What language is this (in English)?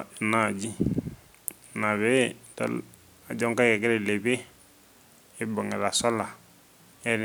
Masai